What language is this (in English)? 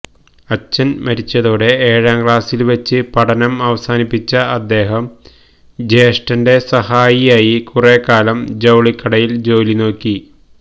Malayalam